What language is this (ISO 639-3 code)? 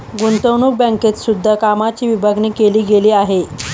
mar